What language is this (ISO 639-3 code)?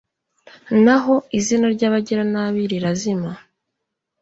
kin